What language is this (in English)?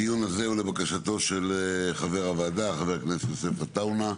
Hebrew